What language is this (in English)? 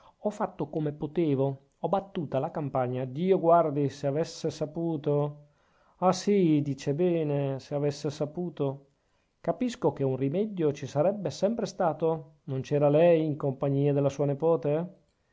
Italian